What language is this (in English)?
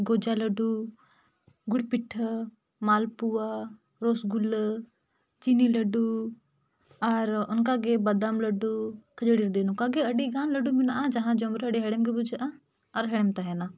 Santali